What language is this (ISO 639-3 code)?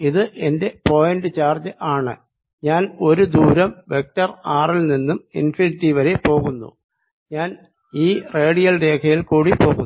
mal